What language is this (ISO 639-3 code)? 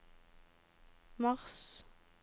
nor